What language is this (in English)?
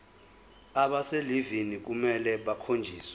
Zulu